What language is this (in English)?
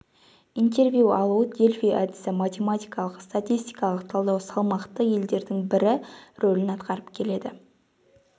Kazakh